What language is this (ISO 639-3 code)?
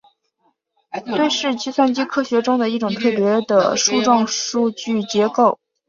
zho